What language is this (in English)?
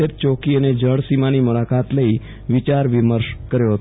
Gujarati